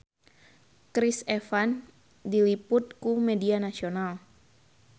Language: Sundanese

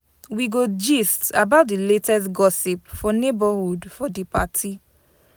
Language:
Nigerian Pidgin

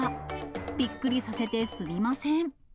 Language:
Japanese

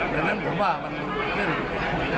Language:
Thai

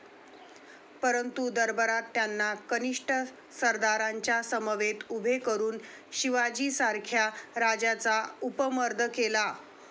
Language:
Marathi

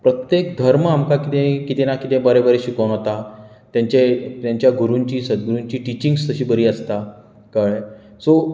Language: Konkani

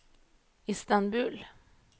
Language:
Norwegian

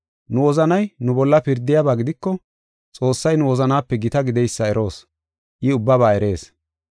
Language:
Gofa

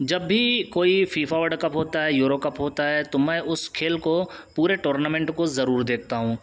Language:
Urdu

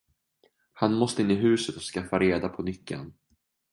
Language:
Swedish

